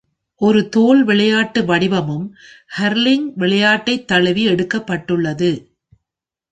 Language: Tamil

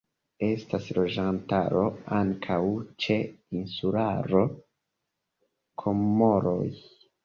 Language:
Esperanto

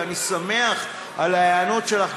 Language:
Hebrew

